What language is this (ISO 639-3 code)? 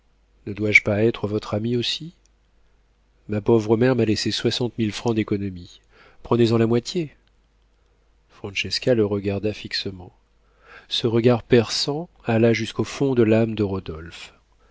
fra